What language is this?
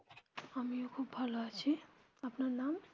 Bangla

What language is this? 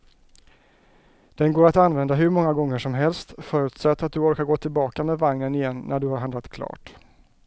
Swedish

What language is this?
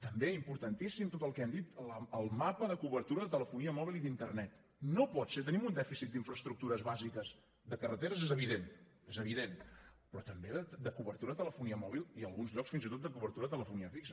Catalan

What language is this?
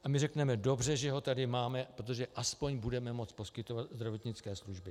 Czech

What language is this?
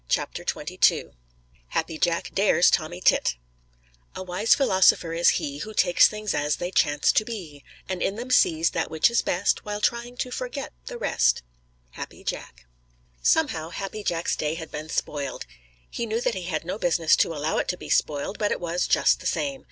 English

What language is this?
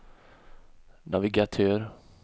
Swedish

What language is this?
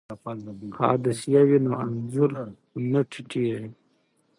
Pashto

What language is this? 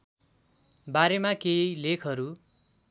Nepali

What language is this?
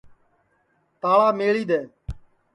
Sansi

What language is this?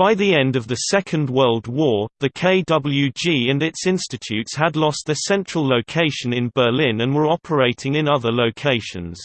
English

